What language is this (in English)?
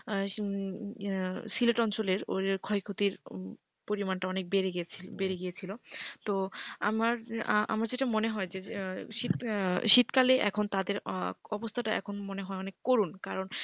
Bangla